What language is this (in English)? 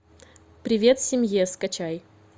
Russian